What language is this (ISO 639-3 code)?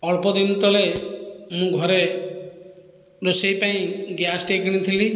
ori